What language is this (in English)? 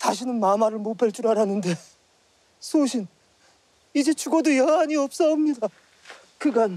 Korean